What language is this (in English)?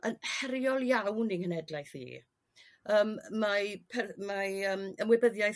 Welsh